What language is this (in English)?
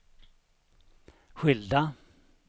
Swedish